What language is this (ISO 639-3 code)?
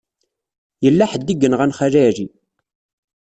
kab